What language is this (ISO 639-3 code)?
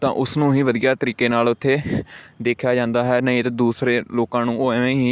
pan